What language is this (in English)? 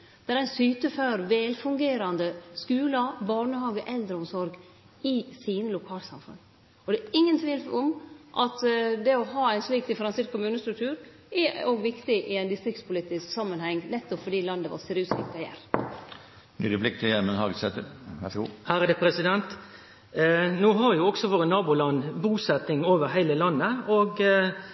Norwegian Nynorsk